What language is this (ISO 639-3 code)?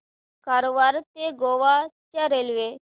mar